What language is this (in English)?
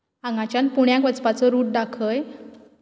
Konkani